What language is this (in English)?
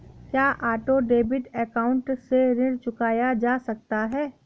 Hindi